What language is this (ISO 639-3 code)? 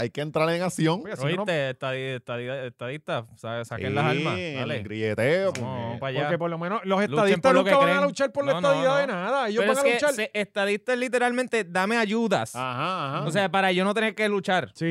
spa